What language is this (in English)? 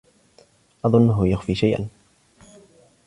Arabic